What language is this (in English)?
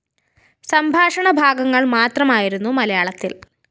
Malayalam